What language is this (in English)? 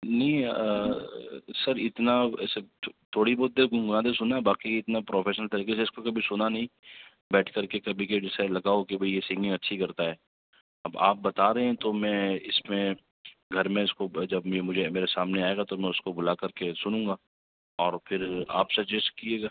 Urdu